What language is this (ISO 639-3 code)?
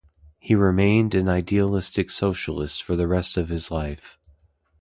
eng